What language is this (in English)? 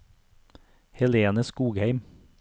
Norwegian